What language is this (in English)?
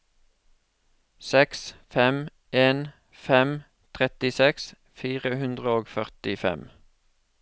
Norwegian